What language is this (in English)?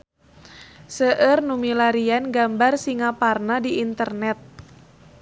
Sundanese